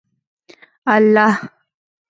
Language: Pashto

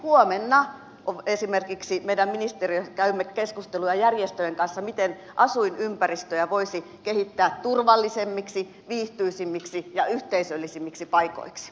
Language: Finnish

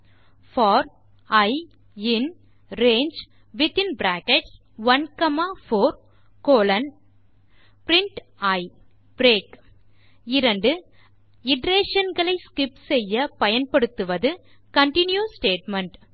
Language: Tamil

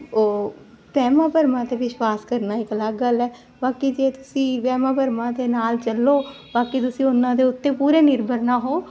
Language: Punjabi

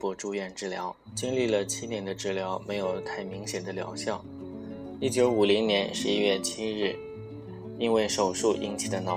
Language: Chinese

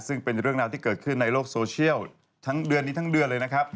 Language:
Thai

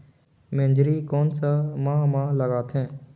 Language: Chhattisgarhi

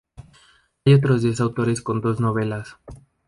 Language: Spanish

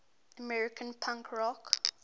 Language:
English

